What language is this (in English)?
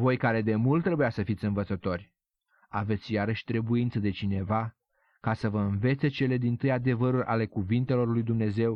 Romanian